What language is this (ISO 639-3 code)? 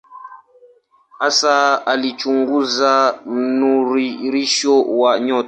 swa